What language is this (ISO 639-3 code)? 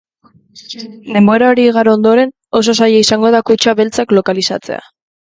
eus